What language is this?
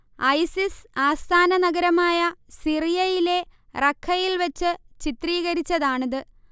Malayalam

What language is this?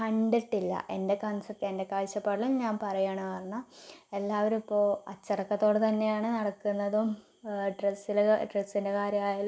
Malayalam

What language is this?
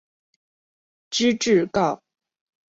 Chinese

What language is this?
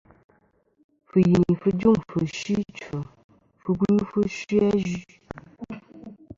Kom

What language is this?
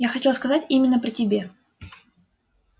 Russian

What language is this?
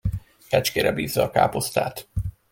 Hungarian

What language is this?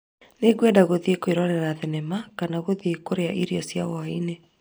Kikuyu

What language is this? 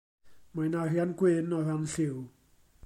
Welsh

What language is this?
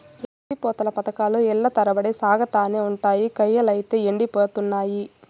Telugu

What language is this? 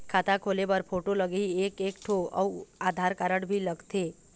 Chhattisgarhi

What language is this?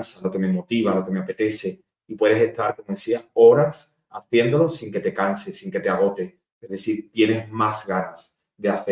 Spanish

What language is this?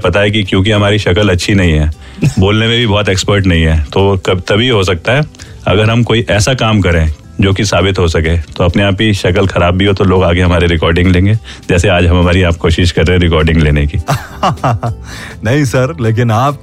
Hindi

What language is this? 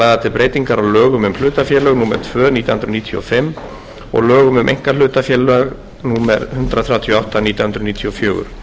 Icelandic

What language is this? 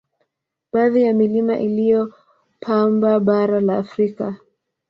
Swahili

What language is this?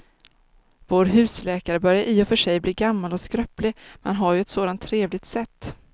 Swedish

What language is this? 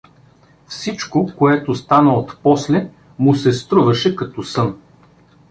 Bulgarian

